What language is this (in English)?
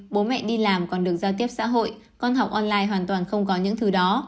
Vietnamese